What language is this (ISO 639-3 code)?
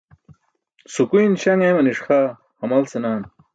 bsk